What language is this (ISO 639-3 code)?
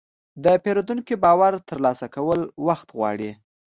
pus